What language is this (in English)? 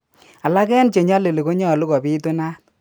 Kalenjin